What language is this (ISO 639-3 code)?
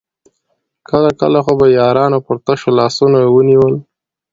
pus